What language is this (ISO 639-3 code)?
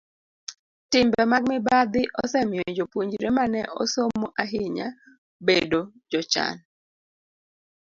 luo